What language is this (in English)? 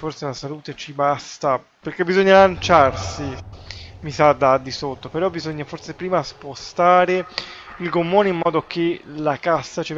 Italian